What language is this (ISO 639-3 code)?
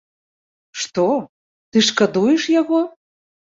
bel